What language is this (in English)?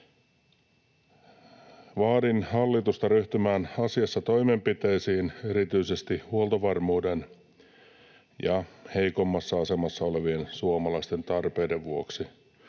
Finnish